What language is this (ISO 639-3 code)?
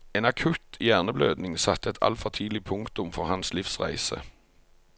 nor